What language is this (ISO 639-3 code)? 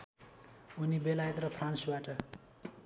nep